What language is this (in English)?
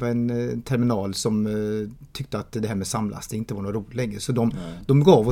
Swedish